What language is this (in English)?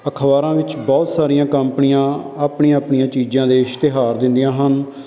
Punjabi